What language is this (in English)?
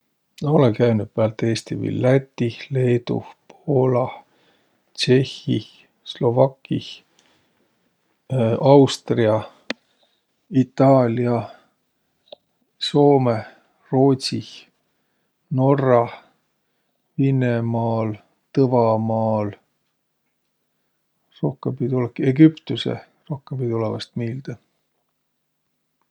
Võro